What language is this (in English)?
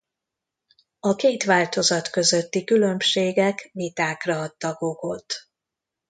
Hungarian